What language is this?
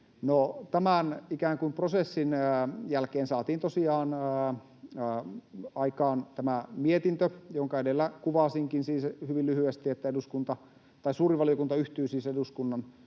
Finnish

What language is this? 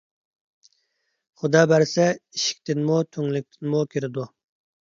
Uyghur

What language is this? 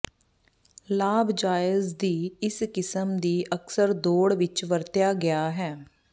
Punjabi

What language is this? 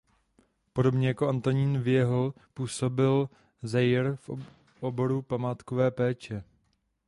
Czech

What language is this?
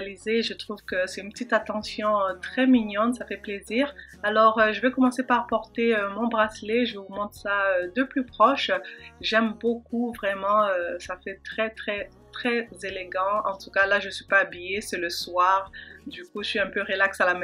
French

